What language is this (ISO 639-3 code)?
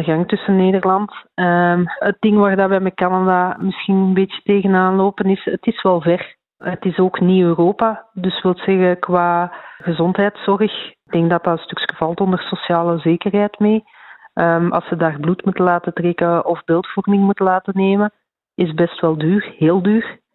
nld